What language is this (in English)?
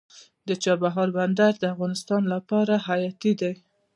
Pashto